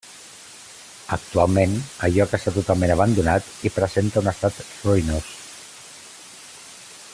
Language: Catalan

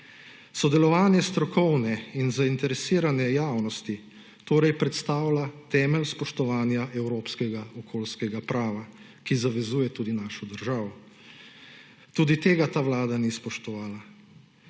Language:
Slovenian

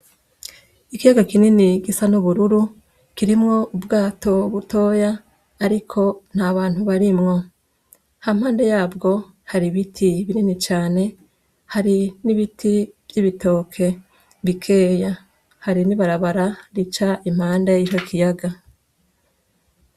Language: Rundi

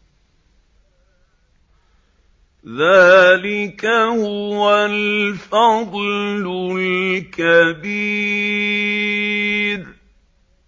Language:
Arabic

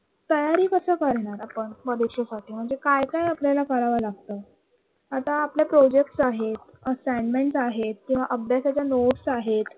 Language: Marathi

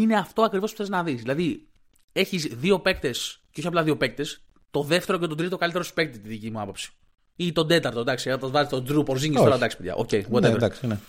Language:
Greek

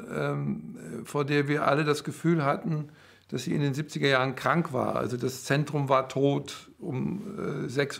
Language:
German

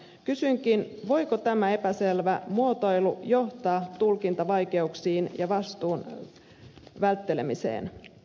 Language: Finnish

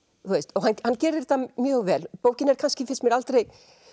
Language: Icelandic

